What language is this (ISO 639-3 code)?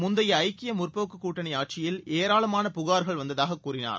tam